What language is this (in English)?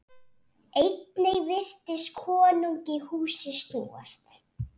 Icelandic